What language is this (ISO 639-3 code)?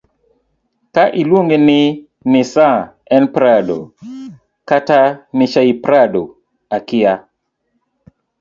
luo